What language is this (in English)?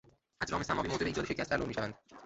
Persian